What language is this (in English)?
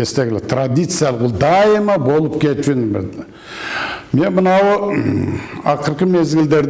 Turkish